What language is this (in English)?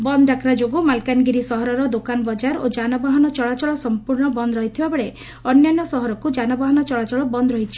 Odia